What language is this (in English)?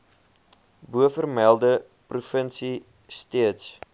Afrikaans